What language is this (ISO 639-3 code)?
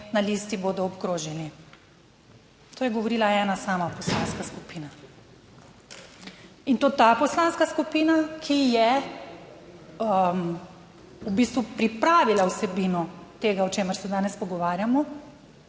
slv